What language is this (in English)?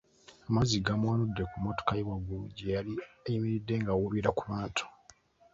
Ganda